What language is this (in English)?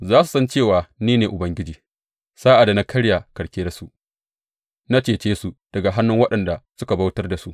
Hausa